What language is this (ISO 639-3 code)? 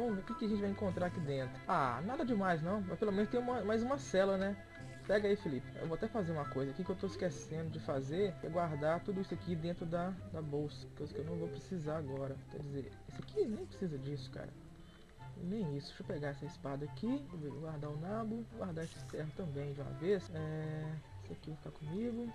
por